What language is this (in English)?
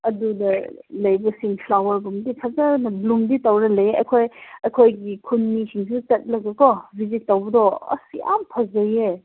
Manipuri